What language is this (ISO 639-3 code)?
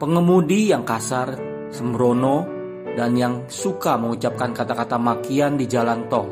ind